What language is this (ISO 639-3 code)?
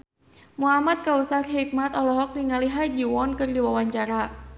sun